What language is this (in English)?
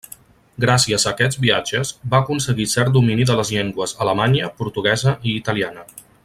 Catalan